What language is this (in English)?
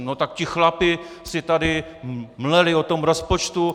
Czech